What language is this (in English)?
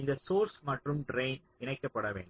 Tamil